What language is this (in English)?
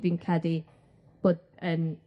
Welsh